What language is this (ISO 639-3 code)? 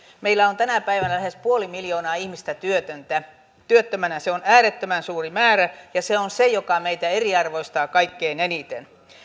fin